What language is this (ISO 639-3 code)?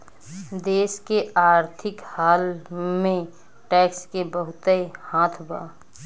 bho